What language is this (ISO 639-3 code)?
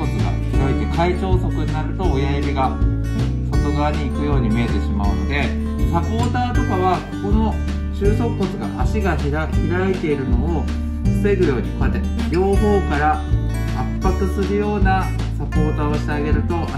jpn